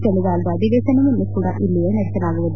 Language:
Kannada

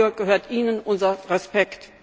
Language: German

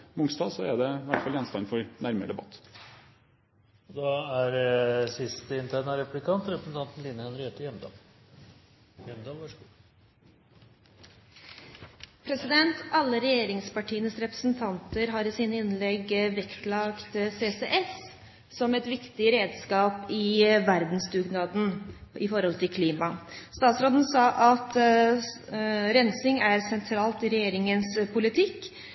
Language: Norwegian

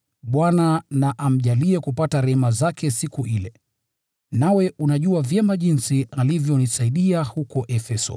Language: Swahili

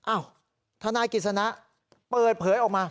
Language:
Thai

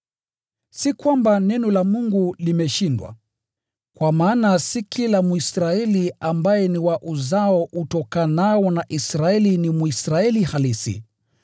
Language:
Swahili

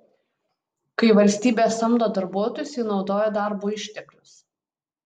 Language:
Lithuanian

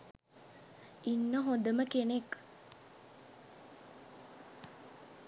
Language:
Sinhala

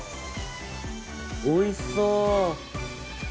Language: Japanese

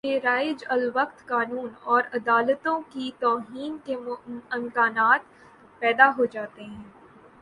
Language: Urdu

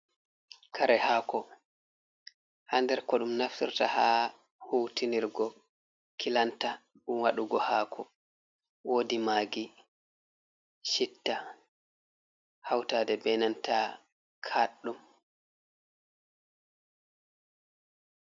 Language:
Fula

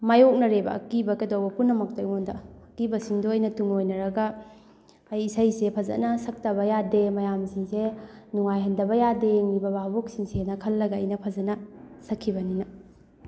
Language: Manipuri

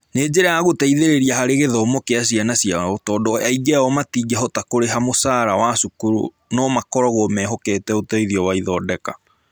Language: Kikuyu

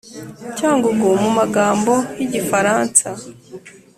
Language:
Kinyarwanda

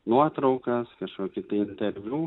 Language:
Lithuanian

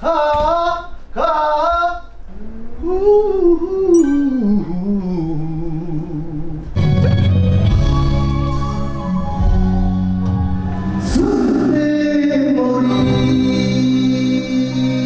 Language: Korean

